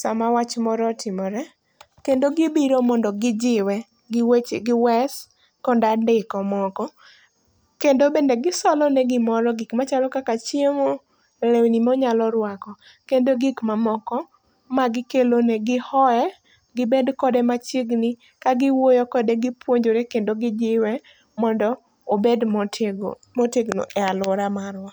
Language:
Luo (Kenya and Tanzania)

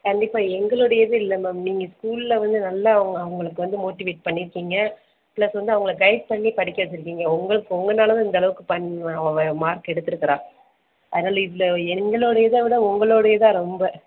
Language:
Tamil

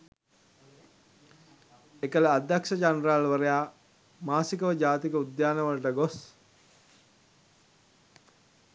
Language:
Sinhala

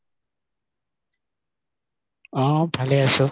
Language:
Assamese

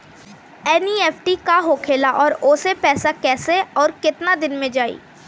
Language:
Bhojpuri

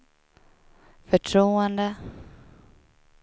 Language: Swedish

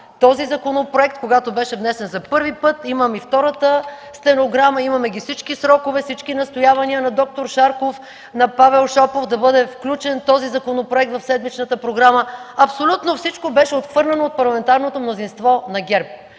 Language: Bulgarian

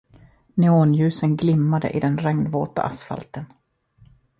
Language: Swedish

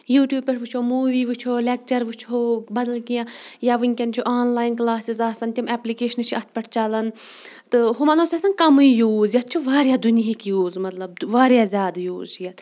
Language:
Kashmiri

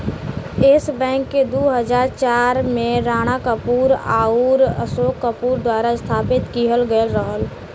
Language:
Bhojpuri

